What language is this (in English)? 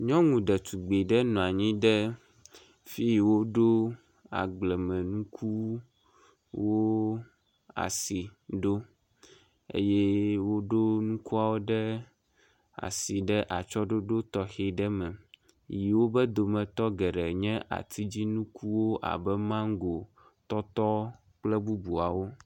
Ewe